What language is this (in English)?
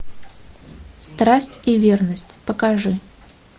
Russian